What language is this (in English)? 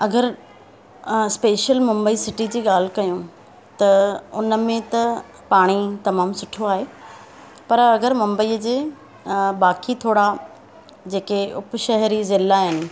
Sindhi